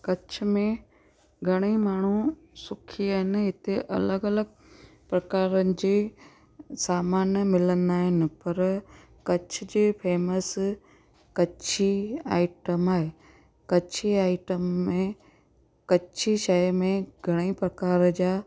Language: Sindhi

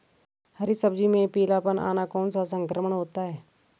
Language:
Hindi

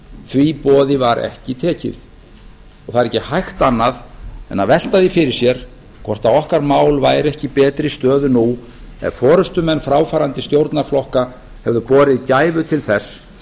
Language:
Icelandic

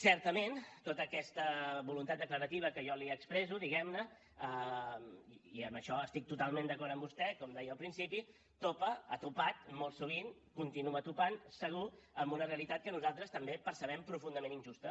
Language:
Catalan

